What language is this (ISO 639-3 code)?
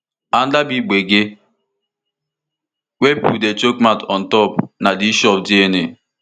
pcm